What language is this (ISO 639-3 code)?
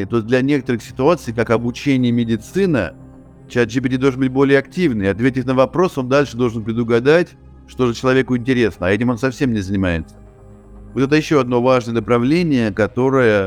rus